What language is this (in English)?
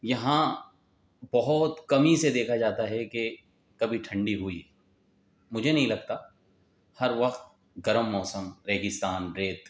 Urdu